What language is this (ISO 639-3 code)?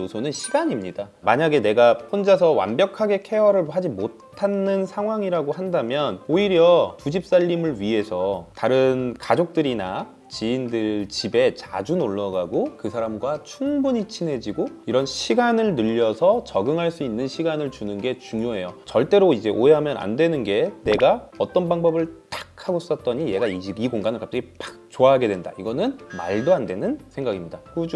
kor